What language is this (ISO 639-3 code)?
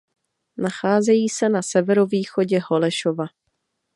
ces